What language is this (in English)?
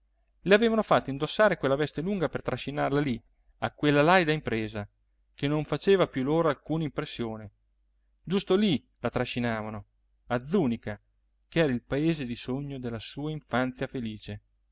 Italian